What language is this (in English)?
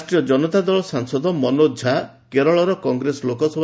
Odia